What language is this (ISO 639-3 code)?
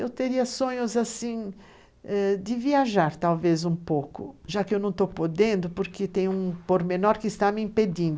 por